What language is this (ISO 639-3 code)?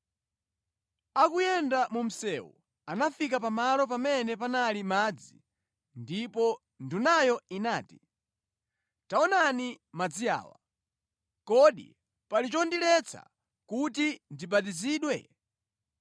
nya